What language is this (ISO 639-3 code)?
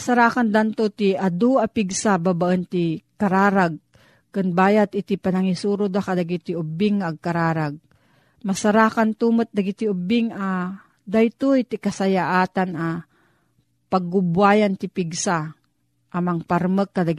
fil